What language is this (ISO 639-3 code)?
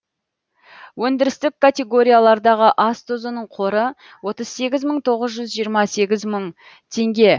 kaz